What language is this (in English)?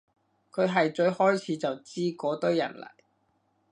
Cantonese